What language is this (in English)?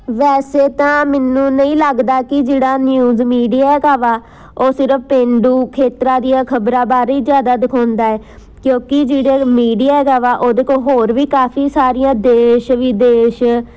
Punjabi